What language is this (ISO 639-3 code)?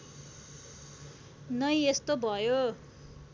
nep